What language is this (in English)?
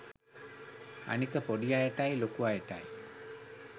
Sinhala